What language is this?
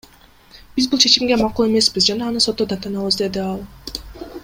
Kyrgyz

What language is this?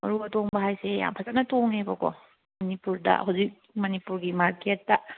Manipuri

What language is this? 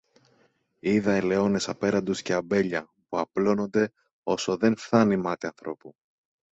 Greek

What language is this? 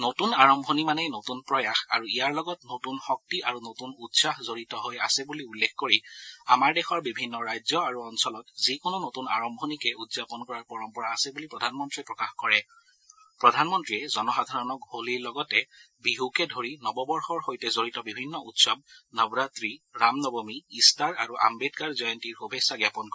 Assamese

